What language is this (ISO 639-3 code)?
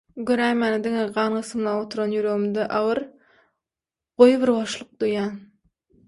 tuk